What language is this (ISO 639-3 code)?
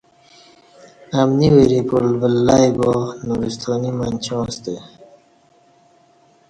bsh